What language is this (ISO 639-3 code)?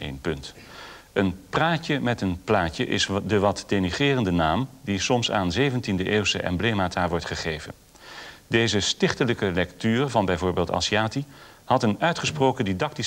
nld